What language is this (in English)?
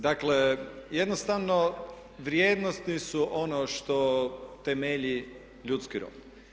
Croatian